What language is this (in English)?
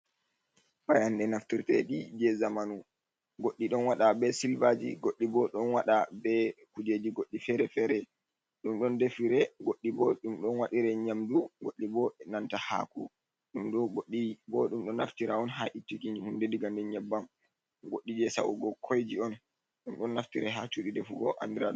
Fula